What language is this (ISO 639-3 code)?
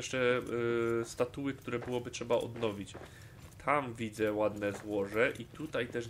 pol